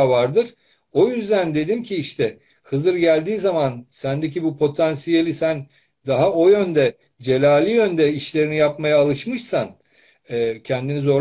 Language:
Turkish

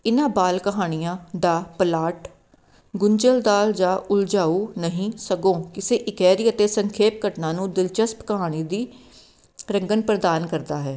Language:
Punjabi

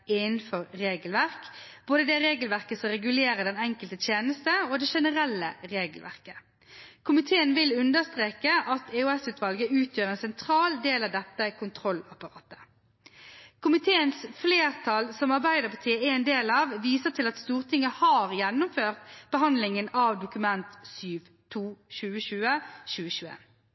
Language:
Norwegian Bokmål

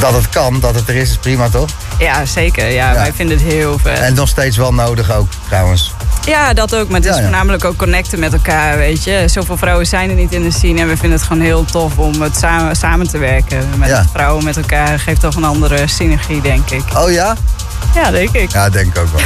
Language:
Dutch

